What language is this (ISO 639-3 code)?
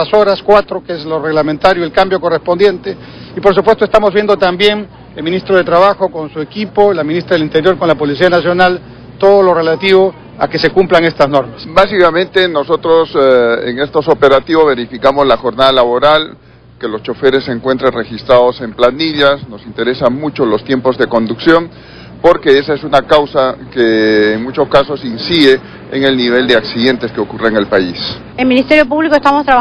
spa